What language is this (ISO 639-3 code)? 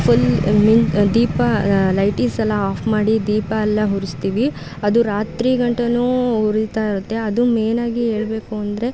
kan